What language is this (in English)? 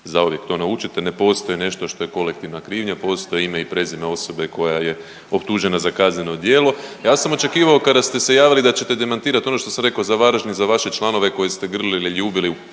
Croatian